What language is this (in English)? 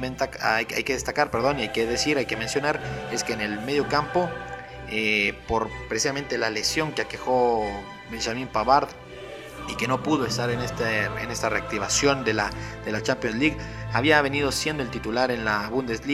Spanish